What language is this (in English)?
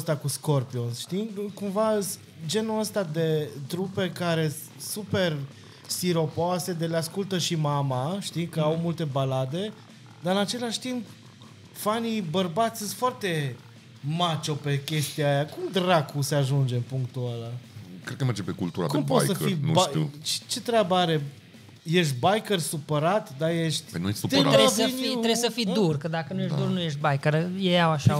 Romanian